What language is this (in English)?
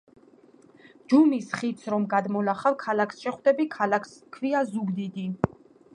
Georgian